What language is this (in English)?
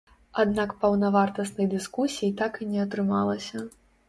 Belarusian